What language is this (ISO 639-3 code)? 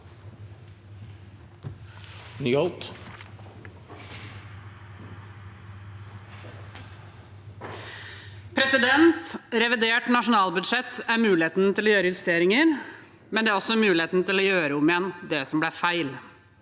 nor